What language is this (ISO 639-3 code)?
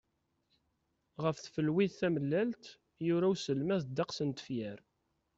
kab